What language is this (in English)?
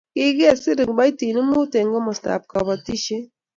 Kalenjin